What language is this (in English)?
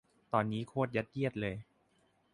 Thai